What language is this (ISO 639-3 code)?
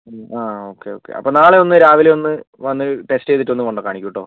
mal